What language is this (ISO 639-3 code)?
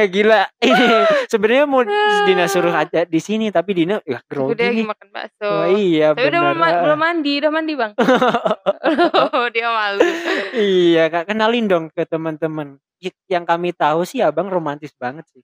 ind